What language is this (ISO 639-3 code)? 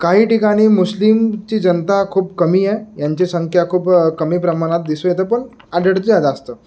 mar